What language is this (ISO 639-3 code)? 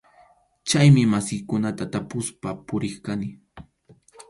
qxu